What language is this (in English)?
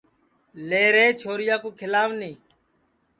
Sansi